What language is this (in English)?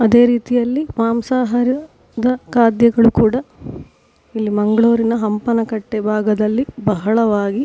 Kannada